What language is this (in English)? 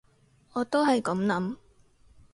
Cantonese